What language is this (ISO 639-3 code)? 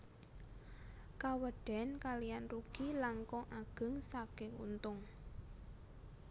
jav